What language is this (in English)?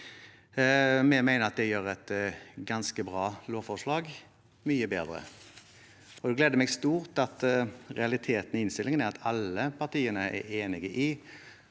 Norwegian